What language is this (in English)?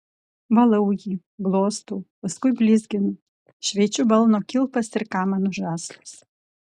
Lithuanian